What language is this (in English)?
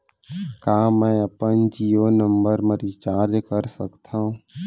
Chhattisgarhi